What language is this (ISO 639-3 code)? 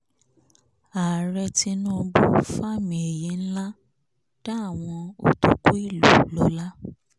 yor